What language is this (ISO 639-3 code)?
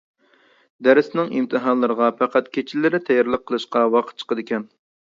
uig